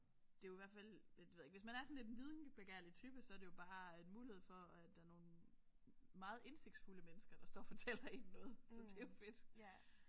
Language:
Danish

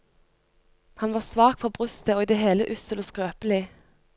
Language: Norwegian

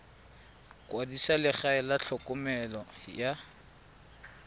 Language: Tswana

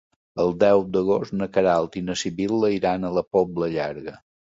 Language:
Catalan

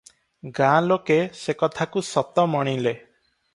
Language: Odia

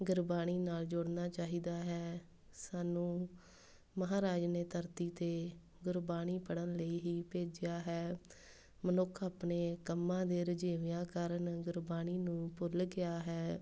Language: Punjabi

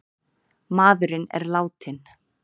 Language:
Icelandic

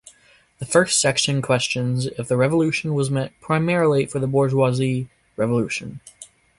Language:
English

